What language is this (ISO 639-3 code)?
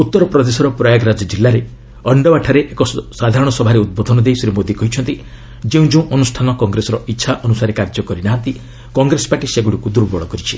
ori